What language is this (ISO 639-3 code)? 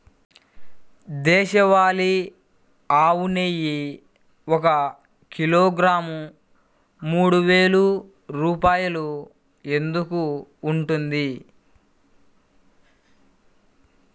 tel